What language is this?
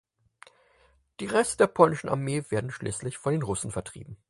German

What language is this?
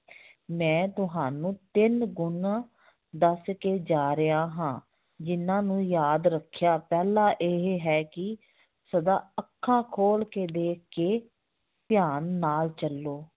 Punjabi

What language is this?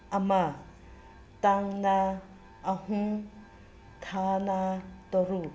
Manipuri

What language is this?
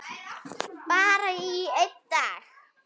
Icelandic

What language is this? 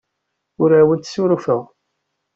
Kabyle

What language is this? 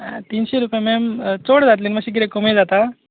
Konkani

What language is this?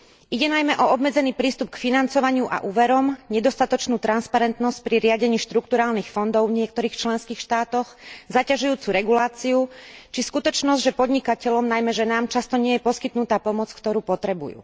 Slovak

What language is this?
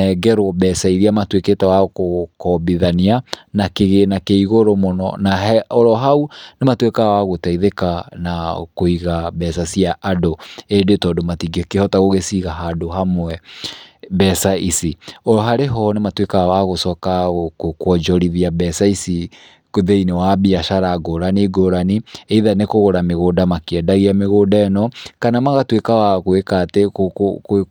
Kikuyu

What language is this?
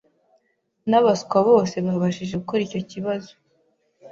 Kinyarwanda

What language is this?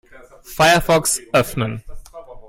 German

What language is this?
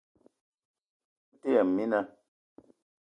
Eton (Cameroon)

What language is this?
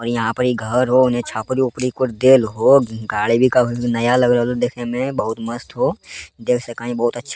Angika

